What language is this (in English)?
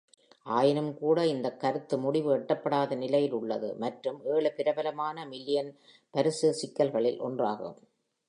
Tamil